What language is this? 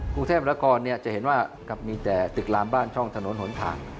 Thai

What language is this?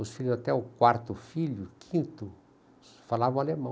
Portuguese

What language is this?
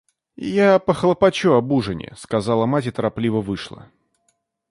Russian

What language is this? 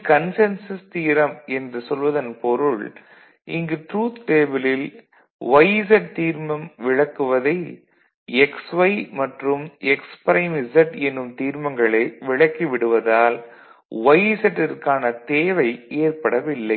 Tamil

